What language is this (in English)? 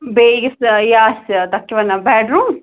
Kashmiri